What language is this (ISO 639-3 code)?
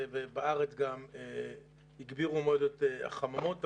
heb